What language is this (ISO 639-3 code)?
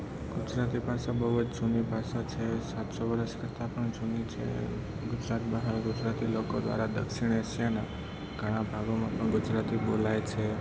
guj